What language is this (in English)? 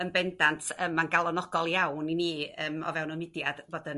Welsh